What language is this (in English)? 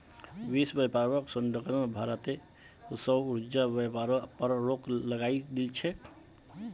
Magahi